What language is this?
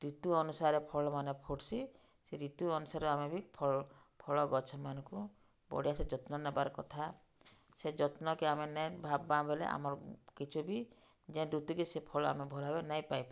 Odia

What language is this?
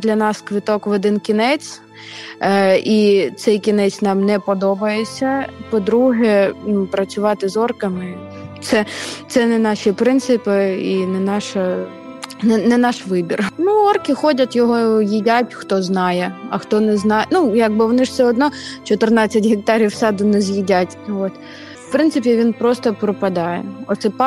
Ukrainian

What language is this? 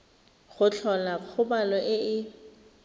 Tswana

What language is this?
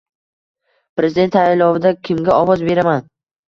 Uzbek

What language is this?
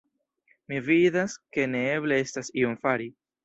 Esperanto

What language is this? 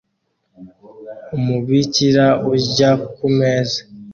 Kinyarwanda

